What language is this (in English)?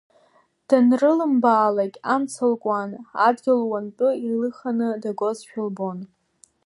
Abkhazian